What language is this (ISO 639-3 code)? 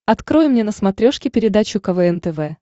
rus